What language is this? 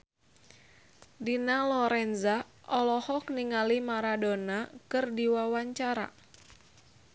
Sundanese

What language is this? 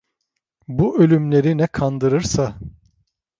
Turkish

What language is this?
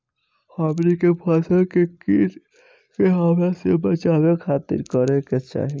Bhojpuri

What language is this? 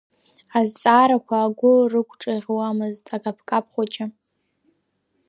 Abkhazian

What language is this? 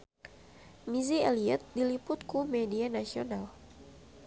Sundanese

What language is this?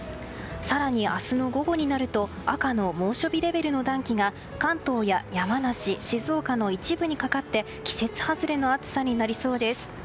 Japanese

